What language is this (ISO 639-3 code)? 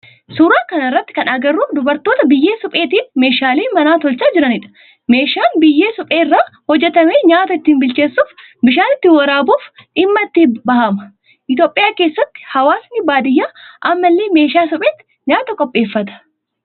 orm